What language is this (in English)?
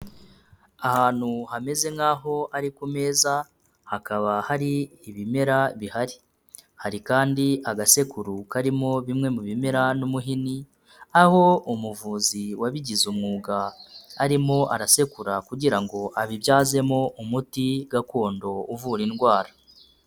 Kinyarwanda